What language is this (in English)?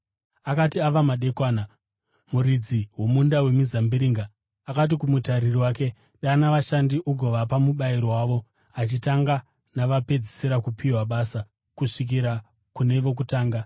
Shona